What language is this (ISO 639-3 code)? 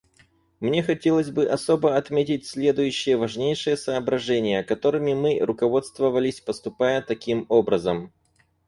rus